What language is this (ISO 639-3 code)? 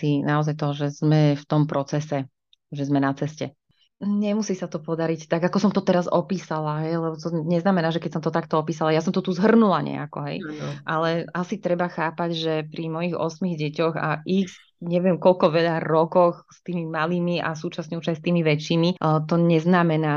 slk